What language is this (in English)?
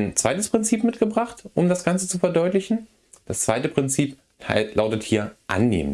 German